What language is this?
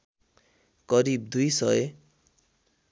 Nepali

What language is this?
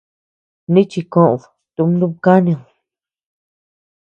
Tepeuxila Cuicatec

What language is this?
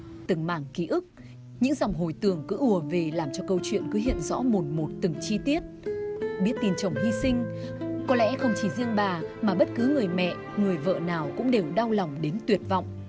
Vietnamese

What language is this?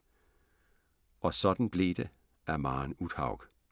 Danish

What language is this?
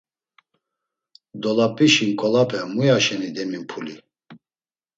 Laz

